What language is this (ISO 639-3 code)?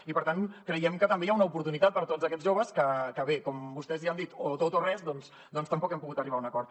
cat